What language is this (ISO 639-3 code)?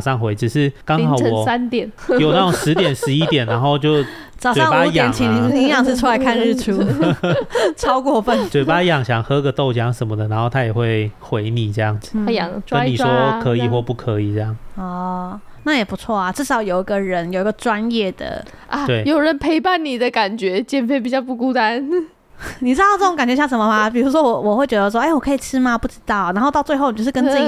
zho